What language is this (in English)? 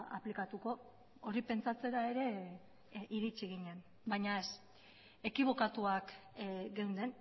Basque